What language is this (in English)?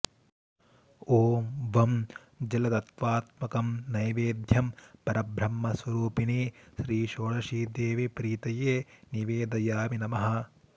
Sanskrit